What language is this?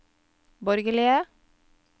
Norwegian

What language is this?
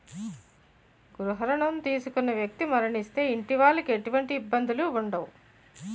Telugu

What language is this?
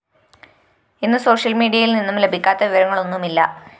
Malayalam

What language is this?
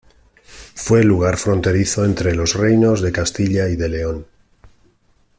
Spanish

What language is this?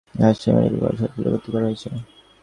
Bangla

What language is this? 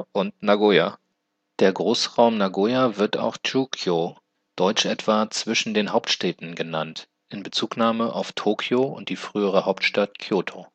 German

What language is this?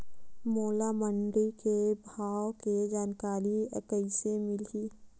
Chhattisgarhi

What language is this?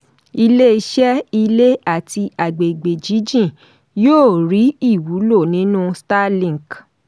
Yoruba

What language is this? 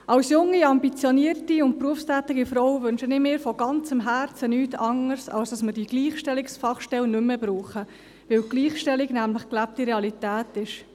Swiss German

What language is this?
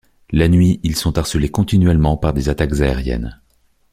French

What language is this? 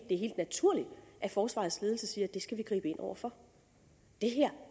Danish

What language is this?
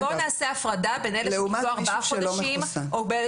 Hebrew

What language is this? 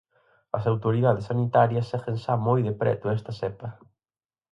Galician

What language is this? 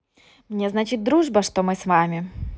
Russian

